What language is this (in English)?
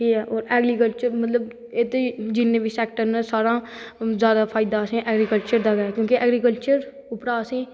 Dogri